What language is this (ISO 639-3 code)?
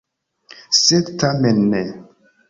epo